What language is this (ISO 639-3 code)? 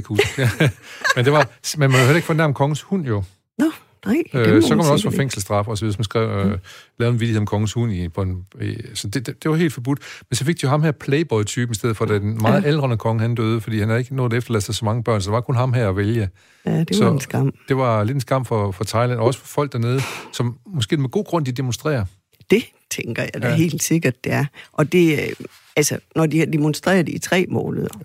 dan